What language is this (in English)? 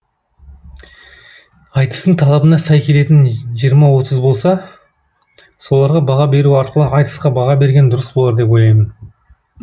Kazakh